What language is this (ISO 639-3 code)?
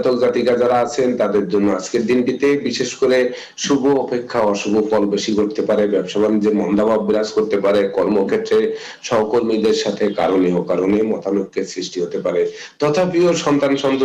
ron